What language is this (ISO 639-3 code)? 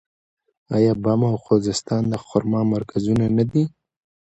pus